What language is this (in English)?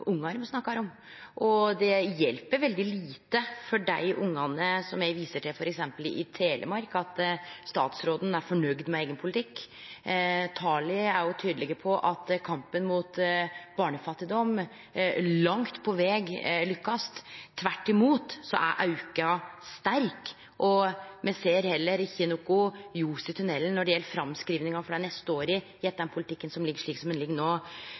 Norwegian Nynorsk